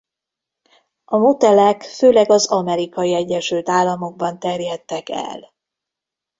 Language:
Hungarian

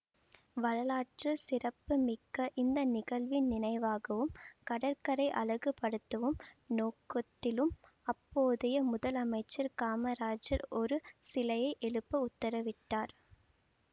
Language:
Tamil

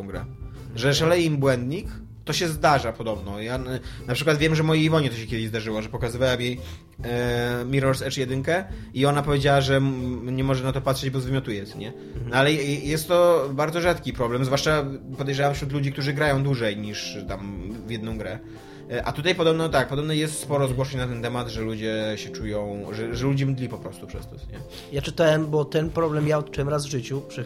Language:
Polish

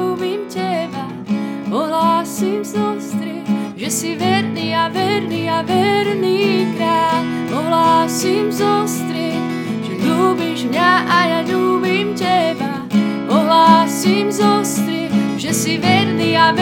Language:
Slovak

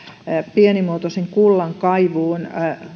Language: Finnish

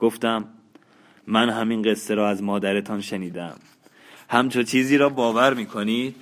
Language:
Persian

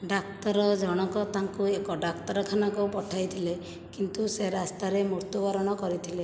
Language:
Odia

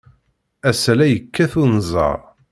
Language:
Kabyle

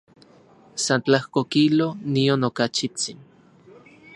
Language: Central Puebla Nahuatl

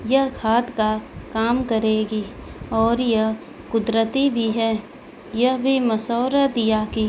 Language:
Urdu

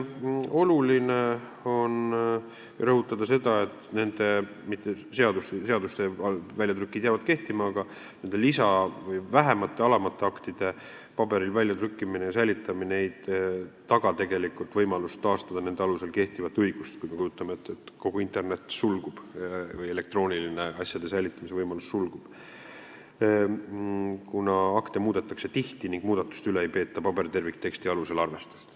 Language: Estonian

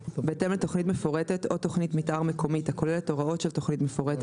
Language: Hebrew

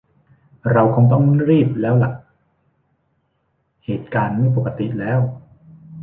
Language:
Thai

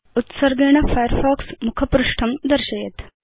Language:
Sanskrit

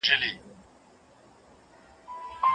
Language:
Pashto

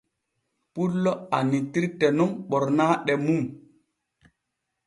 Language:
Borgu Fulfulde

